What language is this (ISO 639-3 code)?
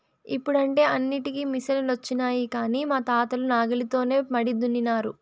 tel